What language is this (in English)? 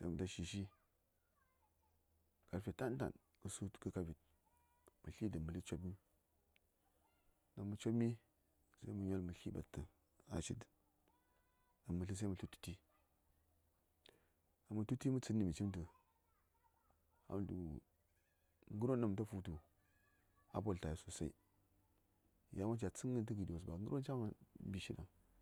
Saya